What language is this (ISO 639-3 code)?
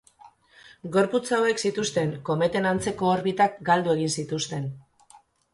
eus